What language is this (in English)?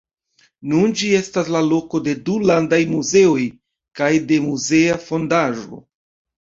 Esperanto